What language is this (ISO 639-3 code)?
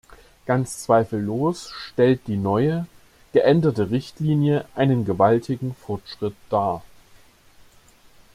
deu